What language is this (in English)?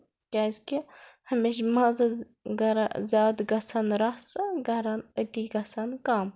Kashmiri